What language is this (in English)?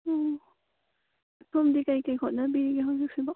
Manipuri